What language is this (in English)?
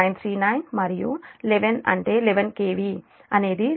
Telugu